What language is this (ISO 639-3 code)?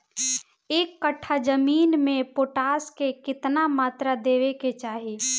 bho